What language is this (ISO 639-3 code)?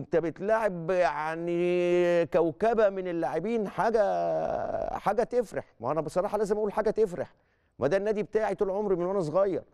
ara